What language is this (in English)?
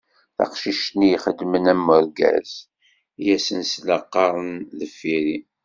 Kabyle